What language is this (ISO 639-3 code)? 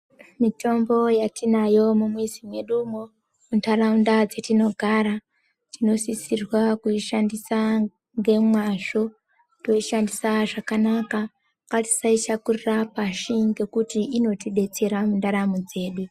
ndc